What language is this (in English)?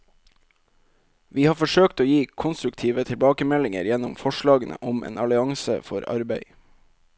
Norwegian